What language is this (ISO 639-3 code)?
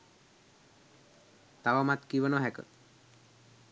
sin